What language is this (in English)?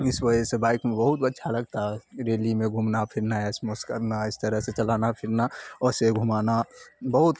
Urdu